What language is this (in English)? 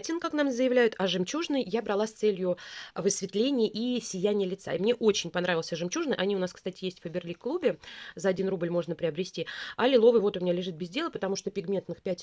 Russian